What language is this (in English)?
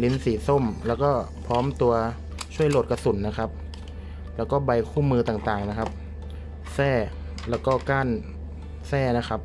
Thai